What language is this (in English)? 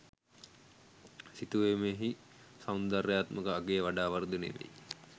Sinhala